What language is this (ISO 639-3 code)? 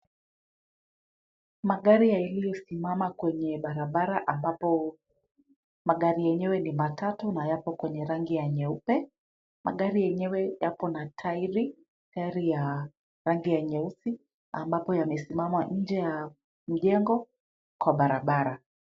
swa